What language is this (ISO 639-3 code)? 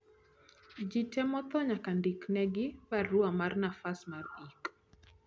luo